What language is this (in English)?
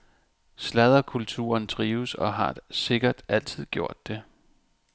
Danish